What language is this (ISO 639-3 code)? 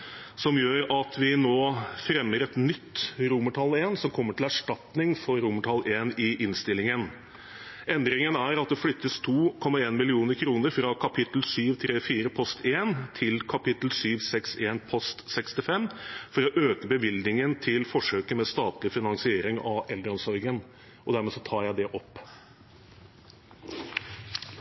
nob